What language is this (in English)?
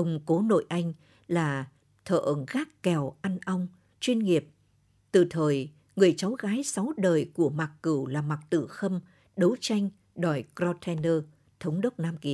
Vietnamese